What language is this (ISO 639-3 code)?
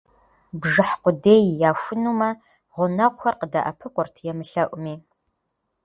kbd